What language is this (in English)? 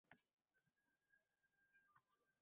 Uzbek